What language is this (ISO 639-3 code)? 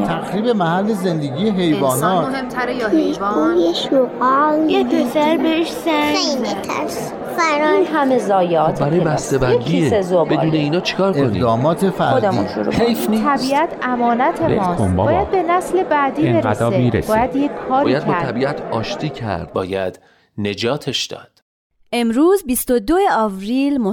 fas